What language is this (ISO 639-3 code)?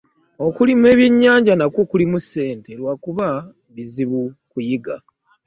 lug